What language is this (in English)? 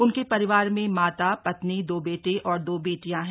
Hindi